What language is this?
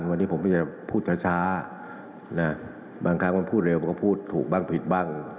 Thai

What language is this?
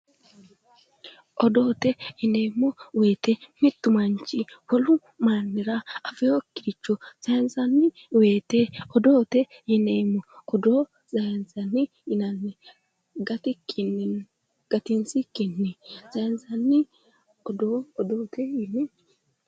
Sidamo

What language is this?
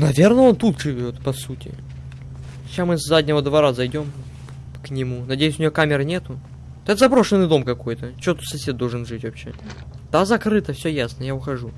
Russian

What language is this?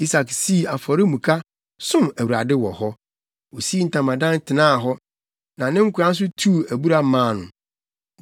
Akan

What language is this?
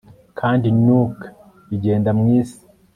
Kinyarwanda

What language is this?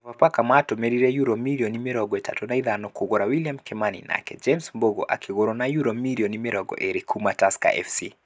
Kikuyu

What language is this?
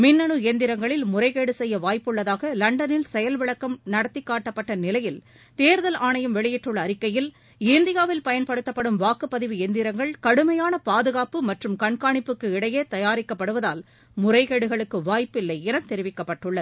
Tamil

